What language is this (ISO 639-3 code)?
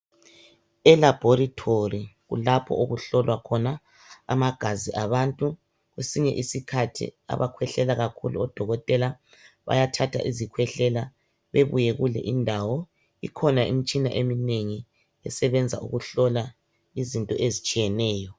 nde